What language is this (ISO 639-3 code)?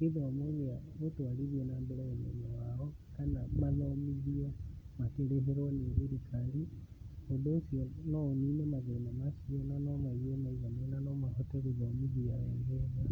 kik